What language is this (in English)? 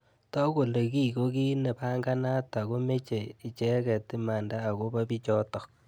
Kalenjin